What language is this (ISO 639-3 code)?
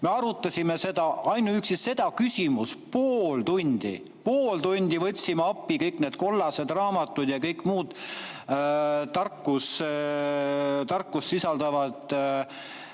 est